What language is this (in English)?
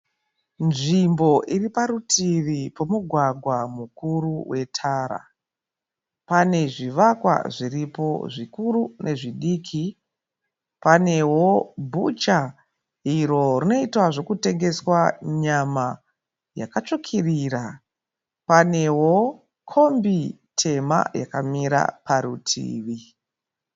Shona